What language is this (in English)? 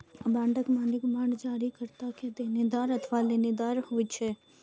Maithili